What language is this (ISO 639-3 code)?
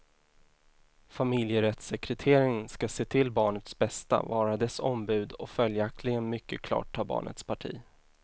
swe